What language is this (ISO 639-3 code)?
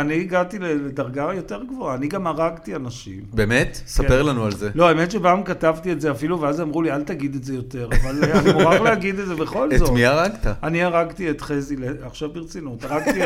heb